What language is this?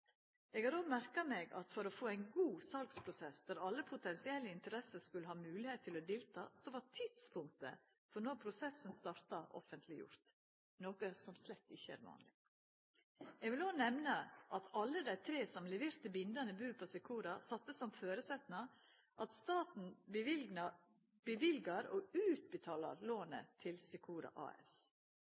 Norwegian Nynorsk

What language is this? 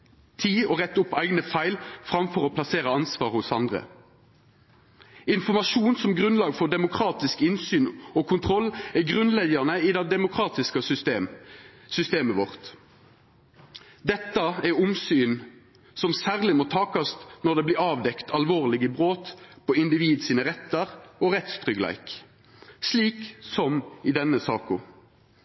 Norwegian Nynorsk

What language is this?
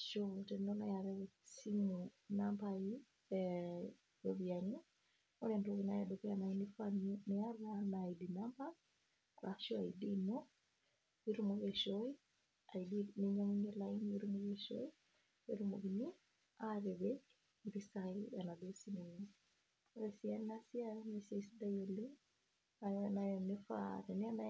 Masai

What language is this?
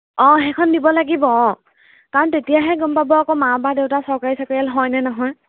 Assamese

